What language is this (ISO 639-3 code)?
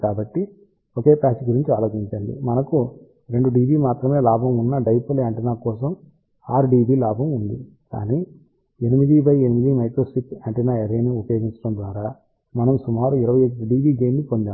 tel